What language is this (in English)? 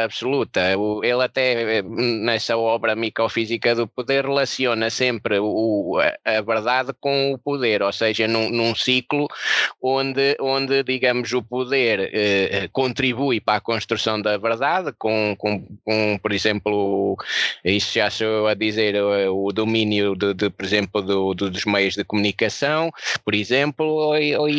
Portuguese